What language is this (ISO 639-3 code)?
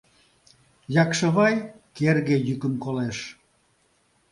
chm